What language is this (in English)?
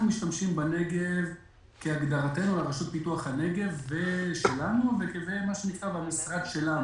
Hebrew